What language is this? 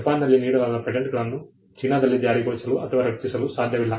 Kannada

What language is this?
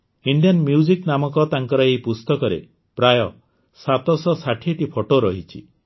Odia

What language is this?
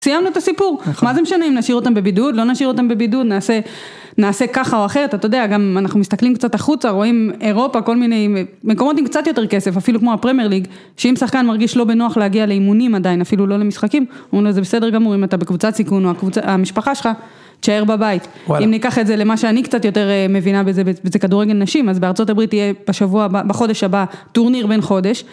Hebrew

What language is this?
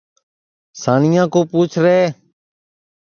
Sansi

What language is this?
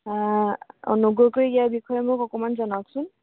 Assamese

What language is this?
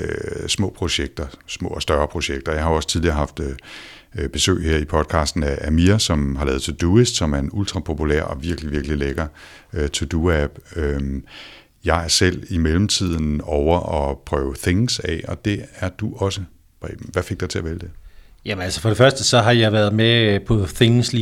Danish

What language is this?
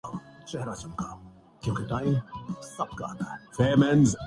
Urdu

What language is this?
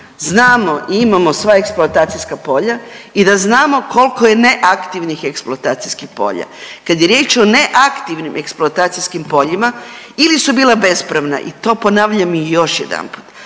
Croatian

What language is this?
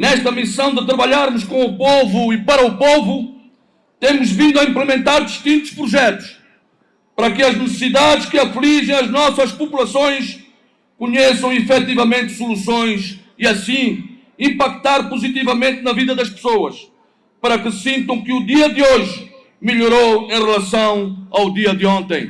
Portuguese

